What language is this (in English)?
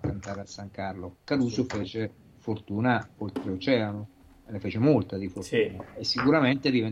Italian